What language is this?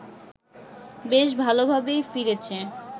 Bangla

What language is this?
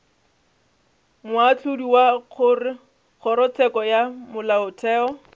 Northern Sotho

